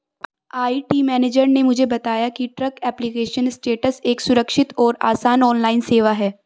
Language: Hindi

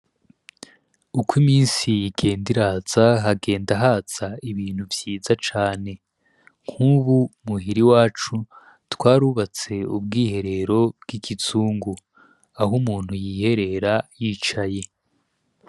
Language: Rundi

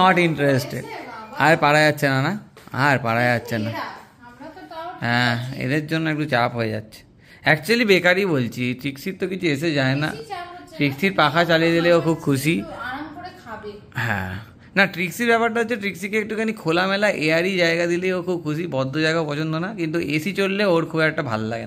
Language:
Hindi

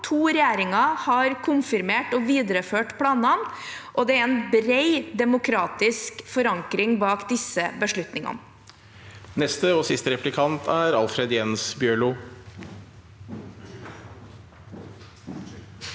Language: Norwegian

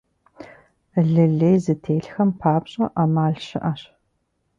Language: Kabardian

